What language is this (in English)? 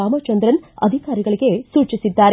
Kannada